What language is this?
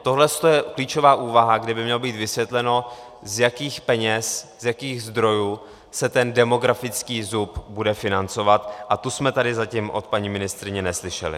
Czech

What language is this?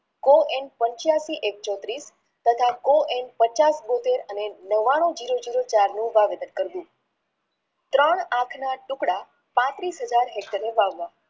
Gujarati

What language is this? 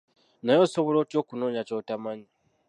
Ganda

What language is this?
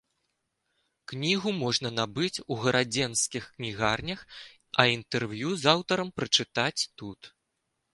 Belarusian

